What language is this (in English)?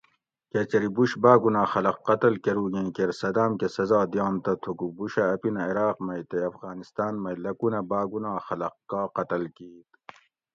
Gawri